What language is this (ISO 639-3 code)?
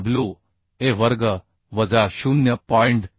mar